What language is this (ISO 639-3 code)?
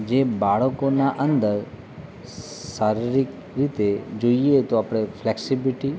guj